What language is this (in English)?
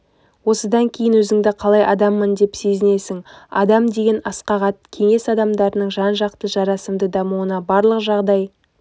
Kazakh